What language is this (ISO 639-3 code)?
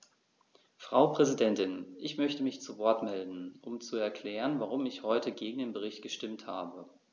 deu